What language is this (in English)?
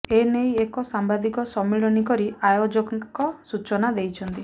Odia